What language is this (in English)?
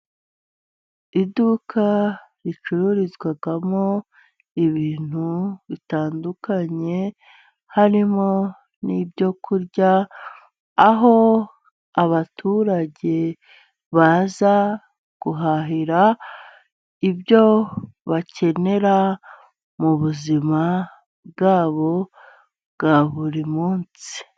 Kinyarwanda